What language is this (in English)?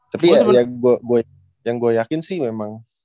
Indonesian